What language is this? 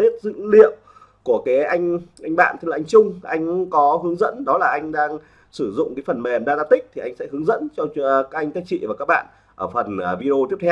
Vietnamese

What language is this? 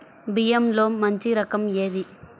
Telugu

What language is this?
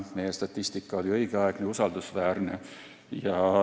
Estonian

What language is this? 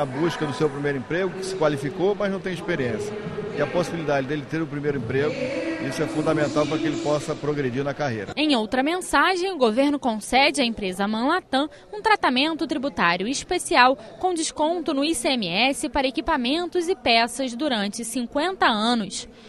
Portuguese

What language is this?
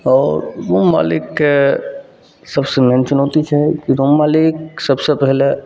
Maithili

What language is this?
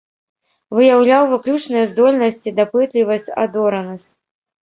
Belarusian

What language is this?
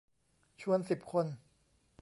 Thai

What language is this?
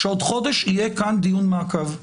Hebrew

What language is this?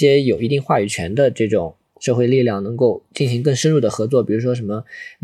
Chinese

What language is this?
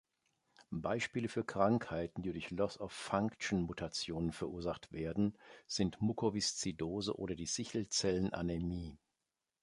German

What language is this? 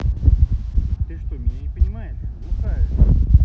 Russian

